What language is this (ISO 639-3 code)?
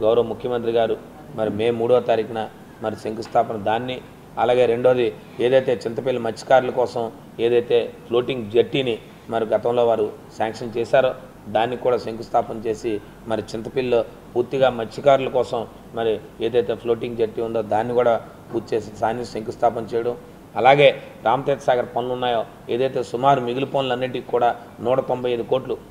tel